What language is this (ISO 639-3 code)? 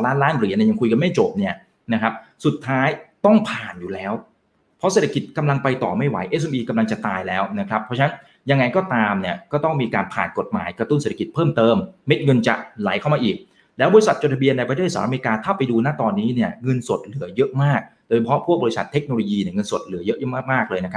tha